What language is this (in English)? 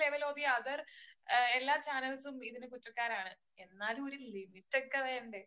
Malayalam